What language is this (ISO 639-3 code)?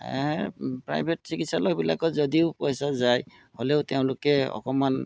asm